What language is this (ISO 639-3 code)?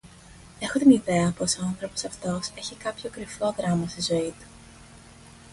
ell